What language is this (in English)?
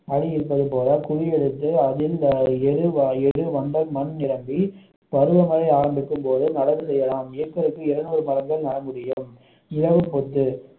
Tamil